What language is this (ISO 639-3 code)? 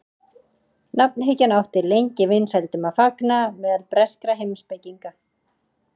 isl